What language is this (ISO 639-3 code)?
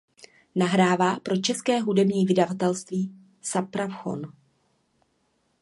ces